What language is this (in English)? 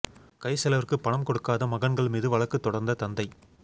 Tamil